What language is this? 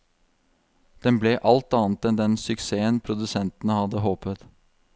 Norwegian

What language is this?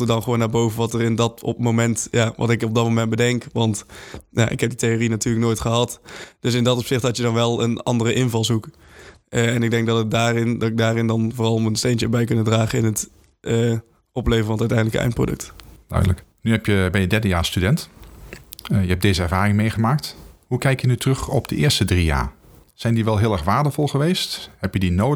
Dutch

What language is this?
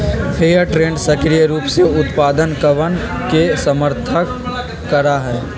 Magahi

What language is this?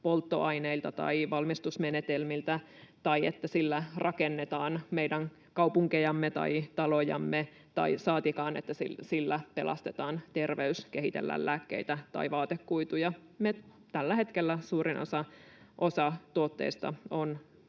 Finnish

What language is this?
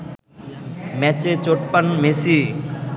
Bangla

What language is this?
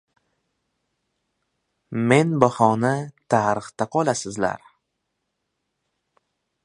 Uzbek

